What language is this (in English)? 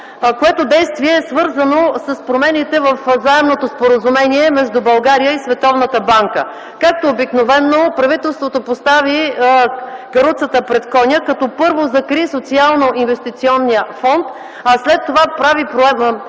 Bulgarian